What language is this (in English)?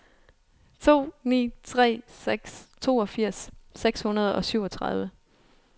Danish